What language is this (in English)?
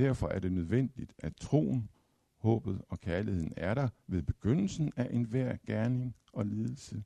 Danish